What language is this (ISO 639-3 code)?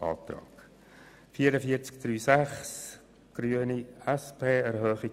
gsw